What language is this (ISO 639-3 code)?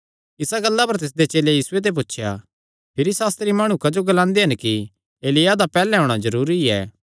xnr